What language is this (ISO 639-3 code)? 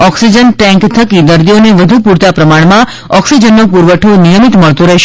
guj